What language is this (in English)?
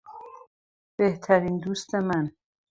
Persian